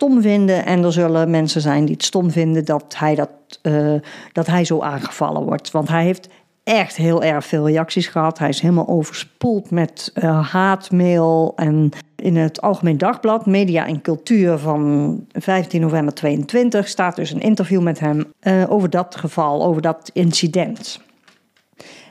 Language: Dutch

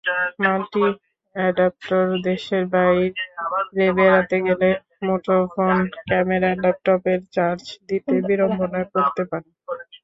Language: Bangla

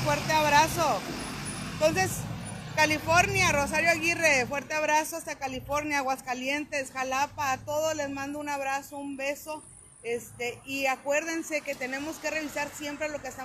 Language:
Spanish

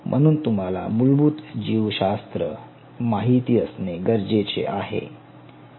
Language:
Marathi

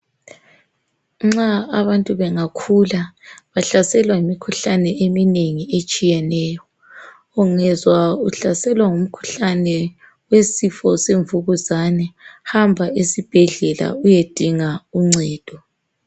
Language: North Ndebele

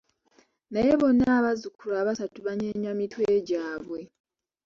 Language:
Ganda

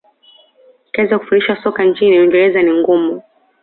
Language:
Swahili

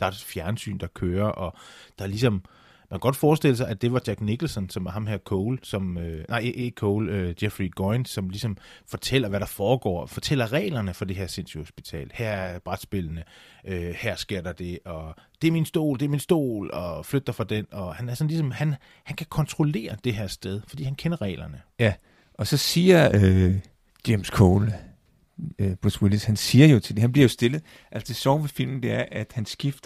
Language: Danish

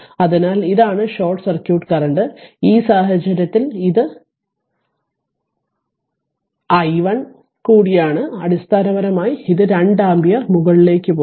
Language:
Malayalam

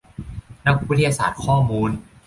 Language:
Thai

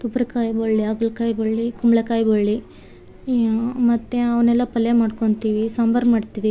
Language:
Kannada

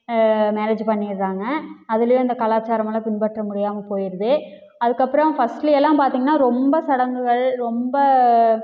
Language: Tamil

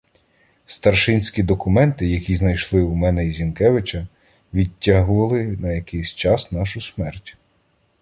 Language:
Ukrainian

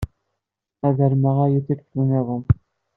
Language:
Kabyle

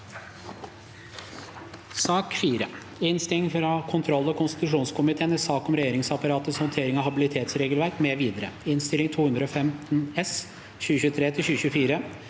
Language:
Norwegian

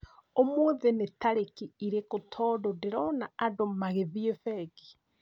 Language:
Kikuyu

